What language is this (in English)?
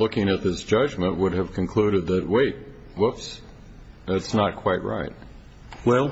English